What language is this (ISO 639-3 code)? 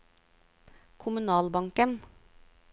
nor